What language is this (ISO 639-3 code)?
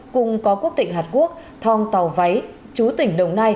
vie